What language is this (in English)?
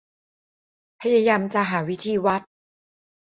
Thai